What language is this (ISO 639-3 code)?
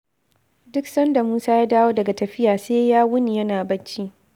hau